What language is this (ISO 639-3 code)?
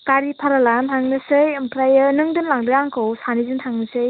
brx